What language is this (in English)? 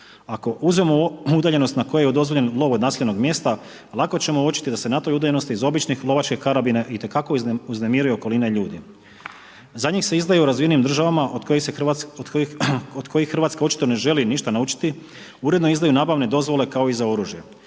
Croatian